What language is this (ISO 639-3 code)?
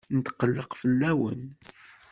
kab